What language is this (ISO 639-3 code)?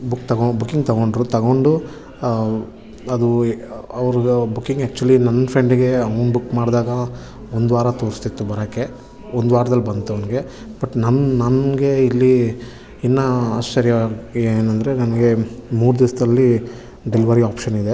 kan